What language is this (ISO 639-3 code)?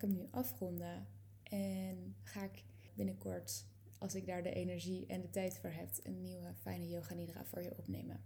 nld